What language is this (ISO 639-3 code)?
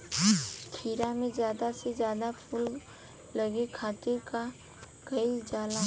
bho